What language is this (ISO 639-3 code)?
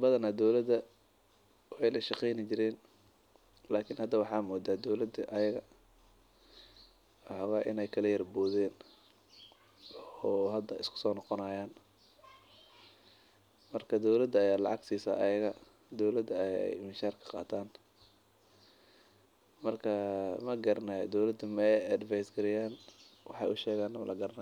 som